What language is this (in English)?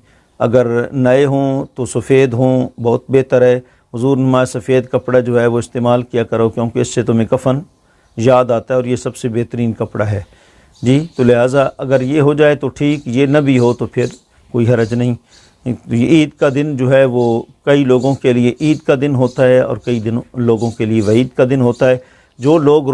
Urdu